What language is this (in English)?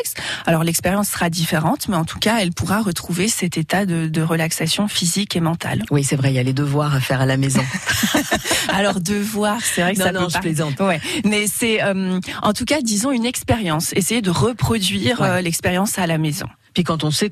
French